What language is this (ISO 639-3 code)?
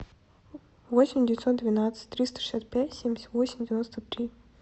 rus